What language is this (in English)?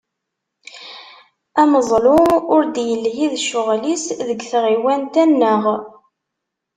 Kabyle